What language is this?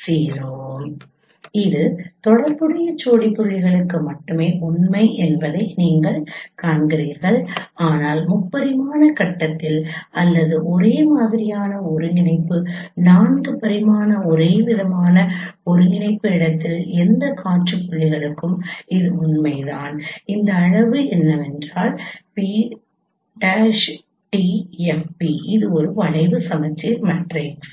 Tamil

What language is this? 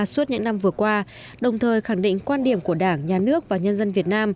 Vietnamese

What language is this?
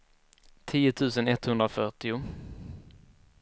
Swedish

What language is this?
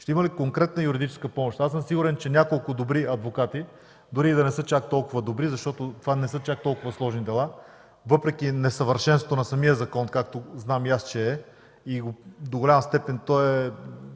Bulgarian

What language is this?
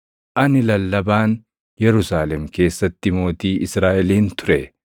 Oromo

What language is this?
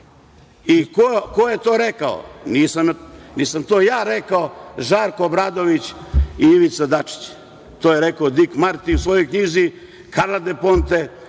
Serbian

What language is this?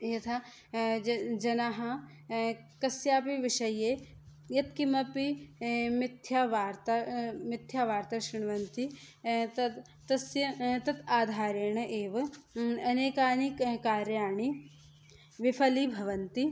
Sanskrit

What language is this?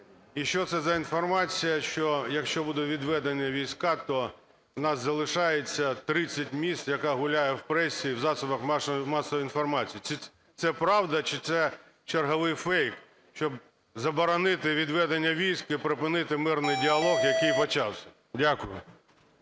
Ukrainian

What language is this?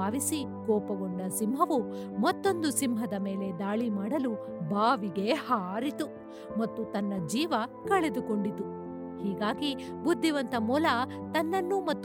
Kannada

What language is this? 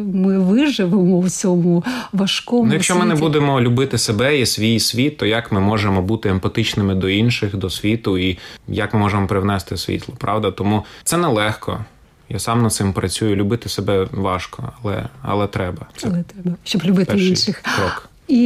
Ukrainian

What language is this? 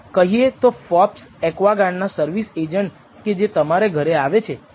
Gujarati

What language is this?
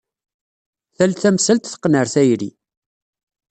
Kabyle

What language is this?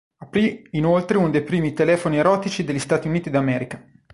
Italian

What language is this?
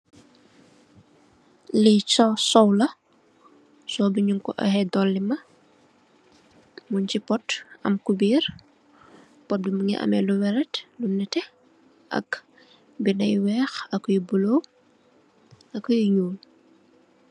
Wolof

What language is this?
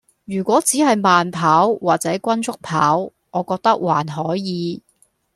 Cantonese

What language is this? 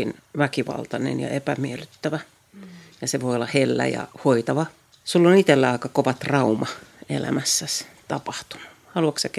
Finnish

